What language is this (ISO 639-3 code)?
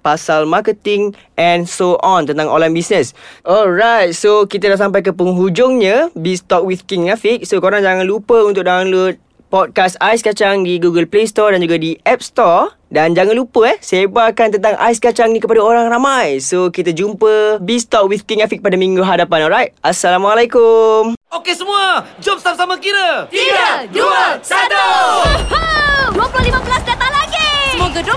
msa